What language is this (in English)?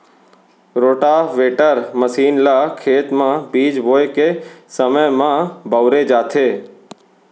Chhattisgarhi